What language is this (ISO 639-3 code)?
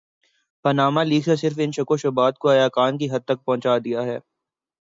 urd